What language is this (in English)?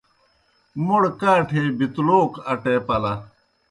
Kohistani Shina